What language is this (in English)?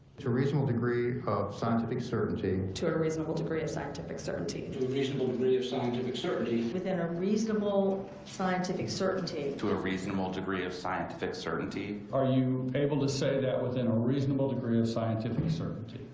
English